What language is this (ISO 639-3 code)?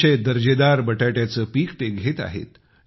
mar